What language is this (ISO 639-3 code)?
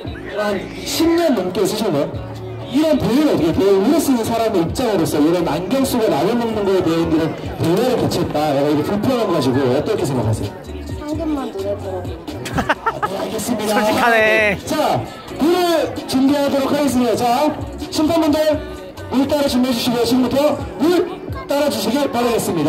kor